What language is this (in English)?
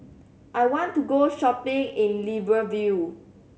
English